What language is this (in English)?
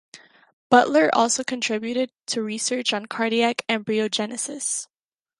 English